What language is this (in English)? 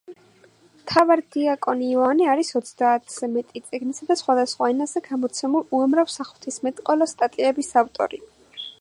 Georgian